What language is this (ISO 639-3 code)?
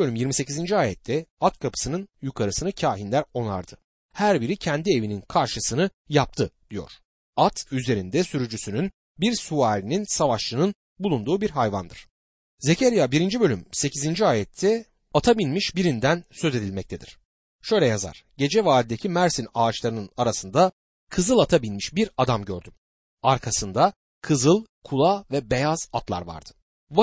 tur